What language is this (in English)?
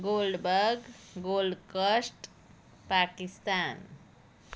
Gujarati